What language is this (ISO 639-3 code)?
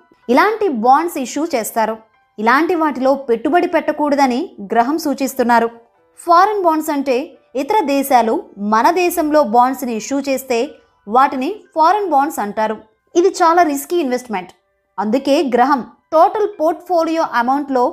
tel